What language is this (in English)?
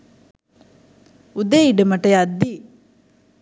Sinhala